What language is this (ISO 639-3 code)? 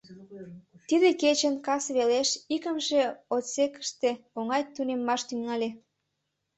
chm